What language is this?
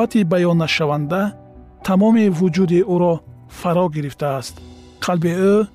Persian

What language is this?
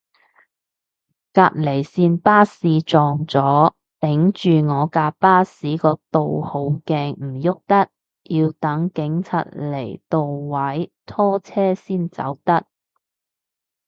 Cantonese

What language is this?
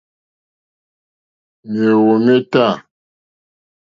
Mokpwe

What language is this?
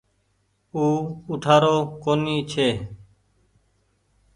Goaria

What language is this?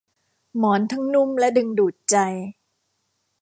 Thai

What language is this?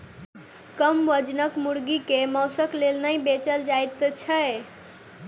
Maithili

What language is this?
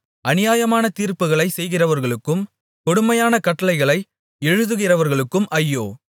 Tamil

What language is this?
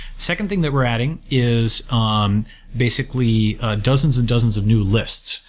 English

